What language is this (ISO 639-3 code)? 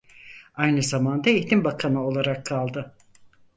tur